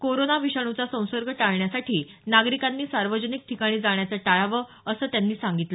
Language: Marathi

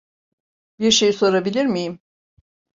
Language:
Turkish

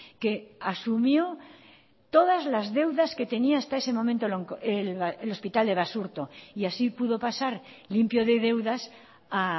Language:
Spanish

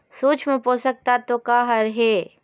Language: Chhattisgarhi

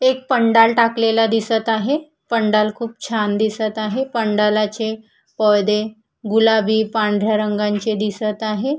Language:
Marathi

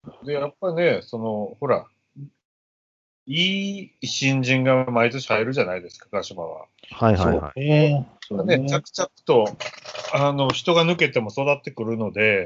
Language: Japanese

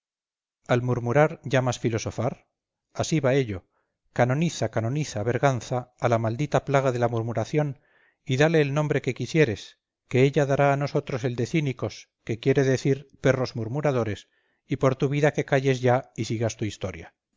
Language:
Spanish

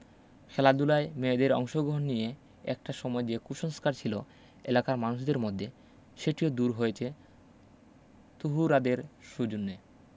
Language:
Bangla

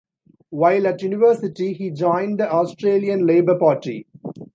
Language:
English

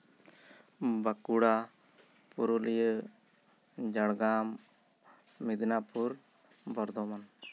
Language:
Santali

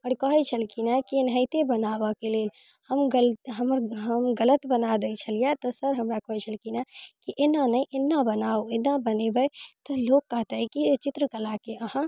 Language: Maithili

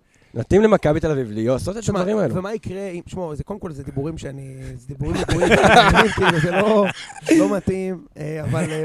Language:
Hebrew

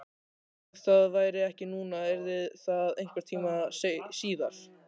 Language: Icelandic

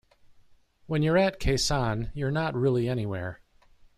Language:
English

